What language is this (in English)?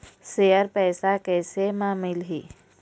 Chhattisgarhi